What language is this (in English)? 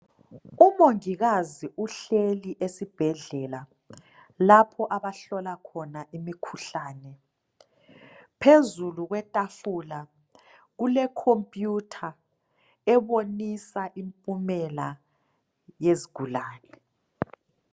North Ndebele